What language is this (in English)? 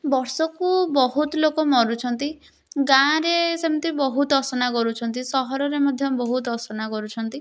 Odia